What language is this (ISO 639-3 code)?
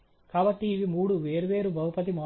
tel